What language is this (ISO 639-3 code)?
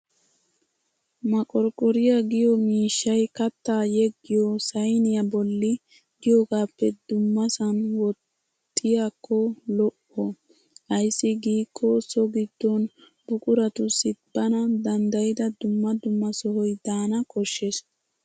wal